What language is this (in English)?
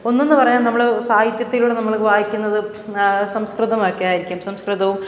Malayalam